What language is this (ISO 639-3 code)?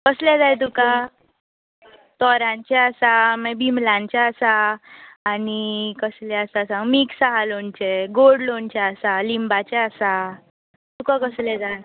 kok